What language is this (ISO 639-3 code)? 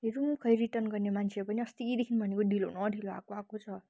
nep